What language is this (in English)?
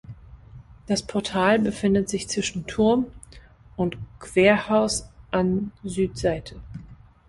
German